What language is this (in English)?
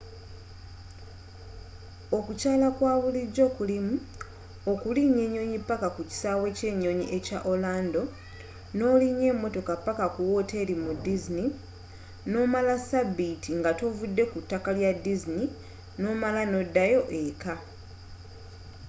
Ganda